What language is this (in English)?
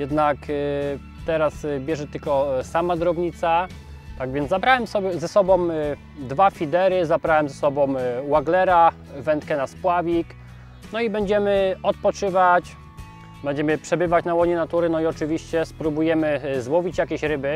Polish